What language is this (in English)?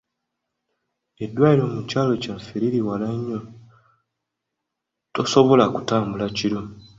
Ganda